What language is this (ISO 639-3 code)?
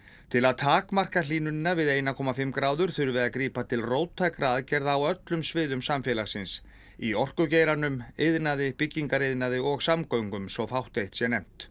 isl